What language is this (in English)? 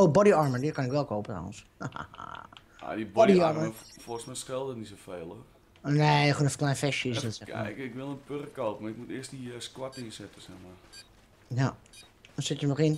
Dutch